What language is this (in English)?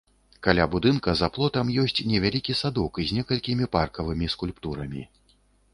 Belarusian